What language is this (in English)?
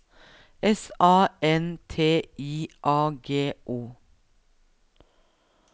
Norwegian